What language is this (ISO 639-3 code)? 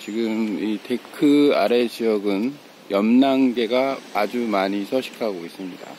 kor